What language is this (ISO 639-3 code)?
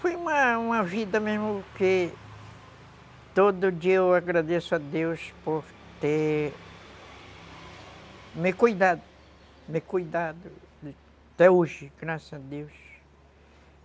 por